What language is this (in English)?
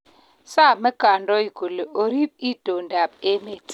Kalenjin